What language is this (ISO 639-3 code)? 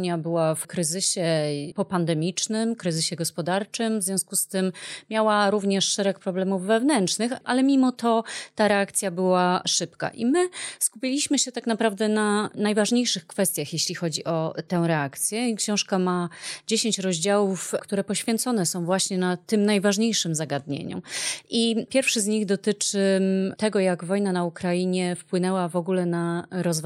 pol